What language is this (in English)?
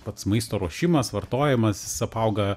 Lithuanian